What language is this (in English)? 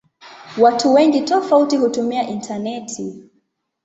Swahili